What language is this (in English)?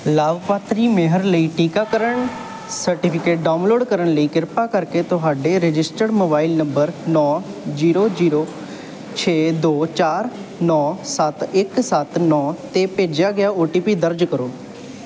Punjabi